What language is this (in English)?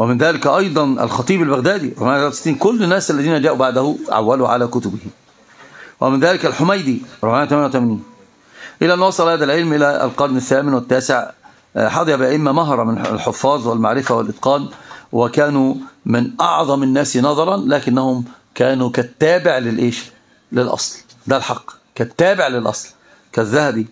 Arabic